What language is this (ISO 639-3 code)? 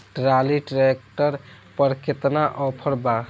bho